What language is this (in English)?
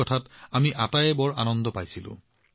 Assamese